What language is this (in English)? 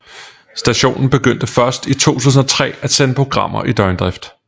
Danish